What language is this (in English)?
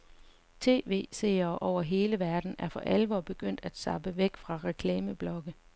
Danish